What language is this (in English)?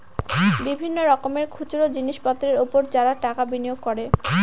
Bangla